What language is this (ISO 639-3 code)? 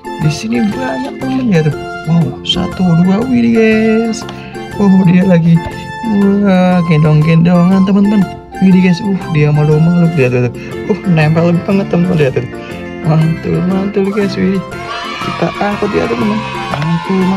ind